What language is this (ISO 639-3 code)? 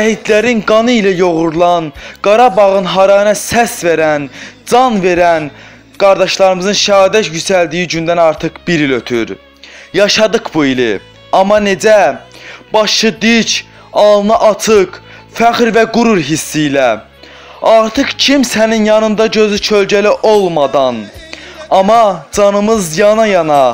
tur